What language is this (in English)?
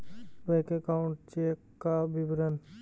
Magahi